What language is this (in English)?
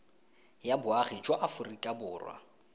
Tswana